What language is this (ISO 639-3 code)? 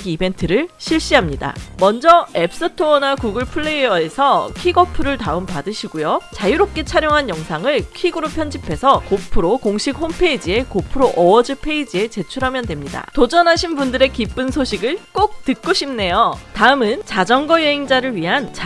kor